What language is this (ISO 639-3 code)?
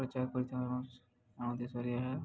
ori